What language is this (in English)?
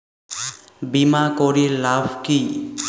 Bangla